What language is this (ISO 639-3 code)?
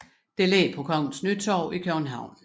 dan